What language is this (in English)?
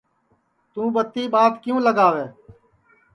Sansi